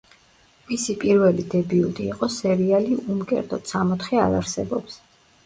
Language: Georgian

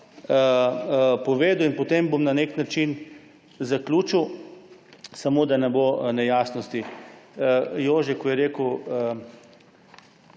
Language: Slovenian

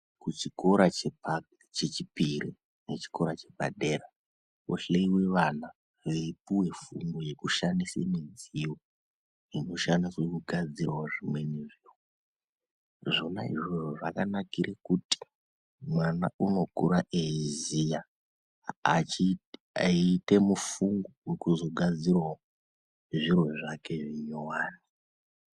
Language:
Ndau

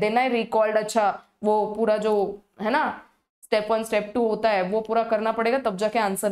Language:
Hindi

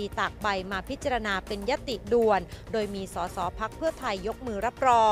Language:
Thai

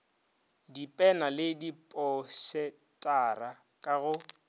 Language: Northern Sotho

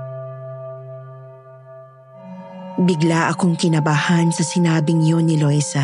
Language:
Filipino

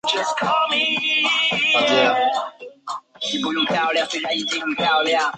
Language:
Chinese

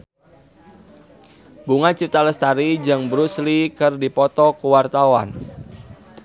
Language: Sundanese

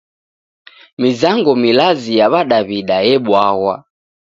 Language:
Taita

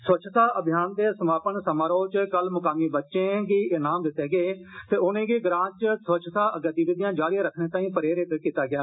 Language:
Dogri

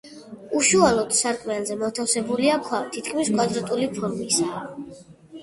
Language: Georgian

